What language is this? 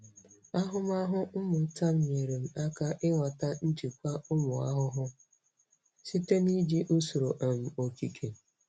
Igbo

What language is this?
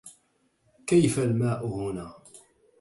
Arabic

